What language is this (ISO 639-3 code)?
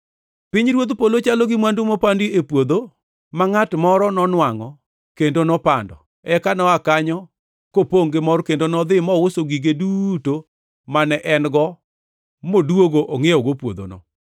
luo